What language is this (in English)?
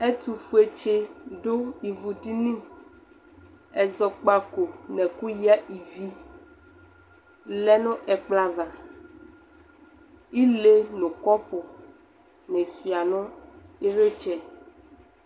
Ikposo